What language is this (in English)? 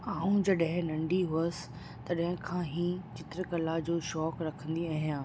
Sindhi